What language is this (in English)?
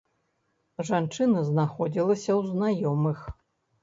Belarusian